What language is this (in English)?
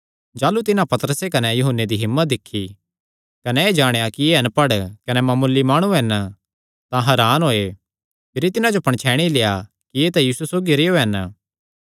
Kangri